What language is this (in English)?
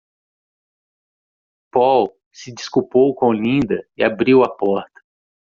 Portuguese